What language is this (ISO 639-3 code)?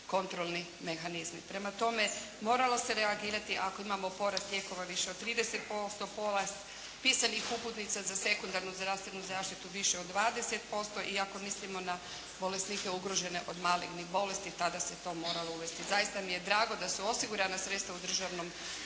hrv